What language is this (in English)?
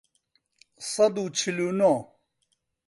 Central Kurdish